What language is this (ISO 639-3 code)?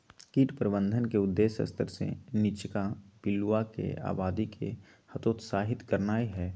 mag